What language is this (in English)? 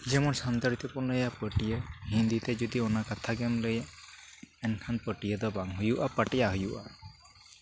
Santali